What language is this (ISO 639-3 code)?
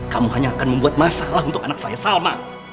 ind